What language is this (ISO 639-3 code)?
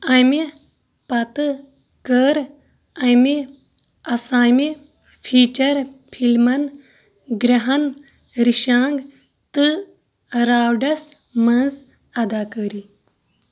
kas